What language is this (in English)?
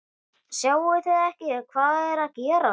Icelandic